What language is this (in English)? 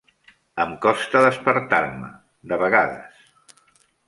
Catalan